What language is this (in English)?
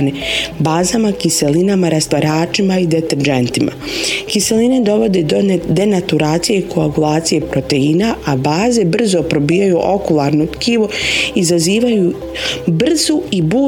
Croatian